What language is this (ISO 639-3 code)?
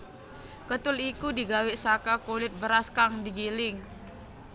jav